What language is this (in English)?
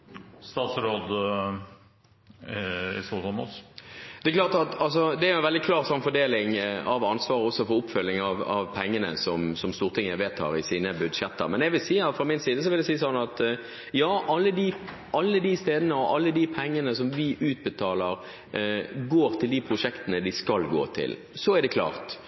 Norwegian Bokmål